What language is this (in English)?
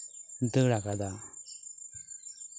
Santali